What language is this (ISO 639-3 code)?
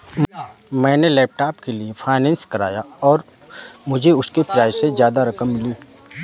hin